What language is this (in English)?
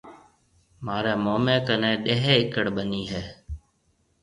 Marwari (Pakistan)